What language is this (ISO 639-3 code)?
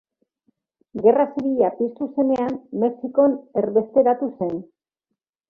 eus